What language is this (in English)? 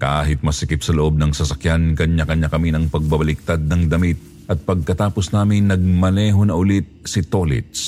Filipino